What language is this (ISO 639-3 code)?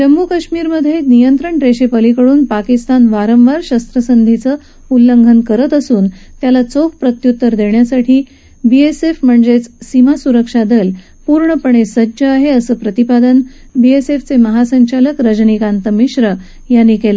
mar